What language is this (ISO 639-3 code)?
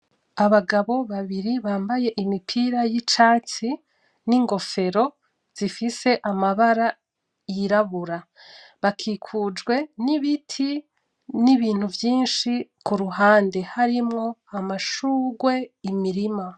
run